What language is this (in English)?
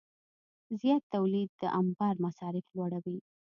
Pashto